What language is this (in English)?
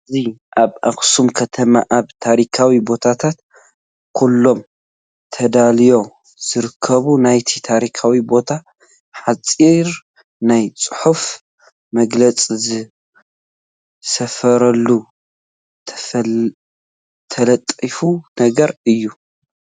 Tigrinya